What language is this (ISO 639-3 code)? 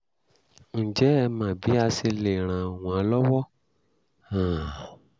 yor